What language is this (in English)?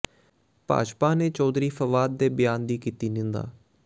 Punjabi